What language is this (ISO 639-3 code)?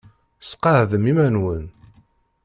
kab